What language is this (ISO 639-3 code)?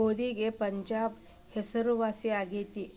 kan